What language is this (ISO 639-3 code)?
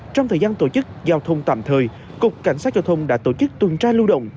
vie